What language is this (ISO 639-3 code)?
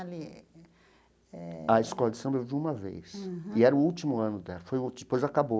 por